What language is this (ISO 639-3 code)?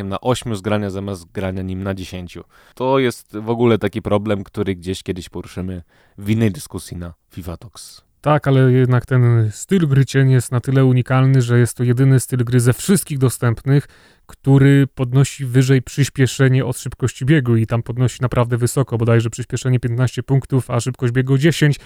pol